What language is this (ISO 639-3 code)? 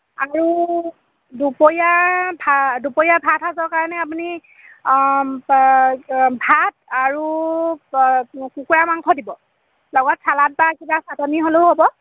asm